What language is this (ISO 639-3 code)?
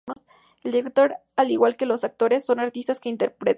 spa